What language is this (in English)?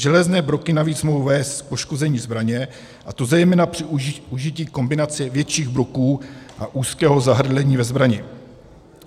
Czech